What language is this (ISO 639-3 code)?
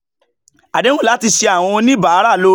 yor